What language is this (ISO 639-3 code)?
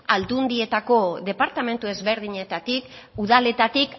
eus